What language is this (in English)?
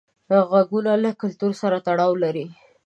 Pashto